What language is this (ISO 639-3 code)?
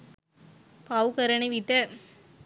sin